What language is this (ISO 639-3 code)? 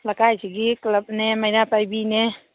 mni